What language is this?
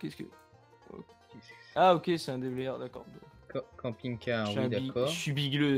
French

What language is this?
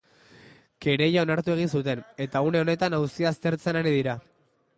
Basque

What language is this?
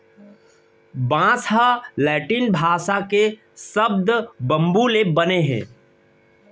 Chhattisgarhi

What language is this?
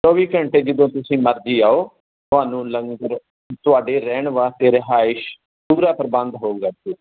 Punjabi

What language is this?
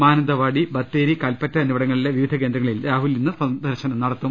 Malayalam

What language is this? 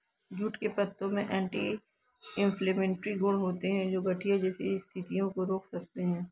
Hindi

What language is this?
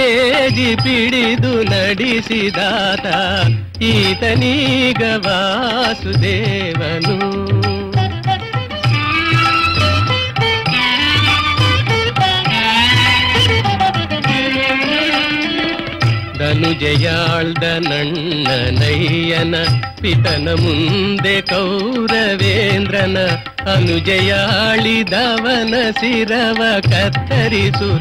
Kannada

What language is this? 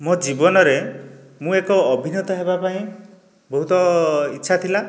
Odia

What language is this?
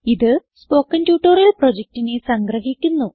Malayalam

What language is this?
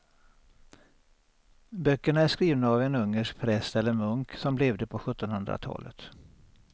Swedish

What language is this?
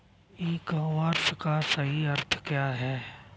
Hindi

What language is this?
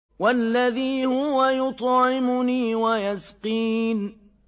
Arabic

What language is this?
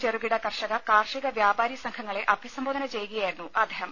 Malayalam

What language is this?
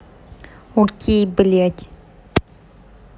Russian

